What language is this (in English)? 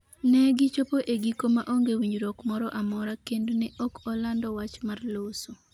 Luo (Kenya and Tanzania)